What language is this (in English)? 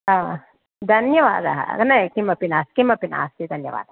Sanskrit